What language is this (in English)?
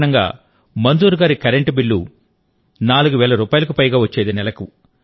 Telugu